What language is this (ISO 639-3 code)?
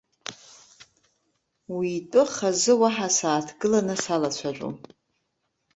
abk